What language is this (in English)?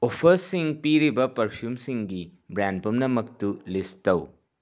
Manipuri